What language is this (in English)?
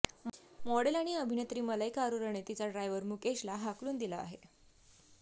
Marathi